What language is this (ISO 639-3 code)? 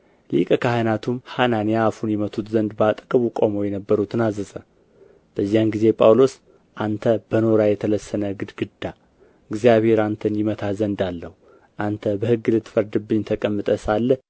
amh